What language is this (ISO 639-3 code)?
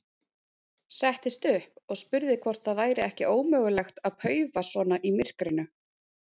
isl